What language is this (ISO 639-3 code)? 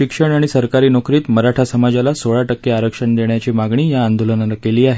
mar